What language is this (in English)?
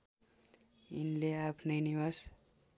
Nepali